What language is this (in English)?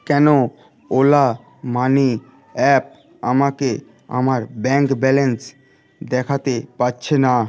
Bangla